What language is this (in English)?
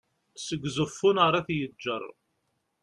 Kabyle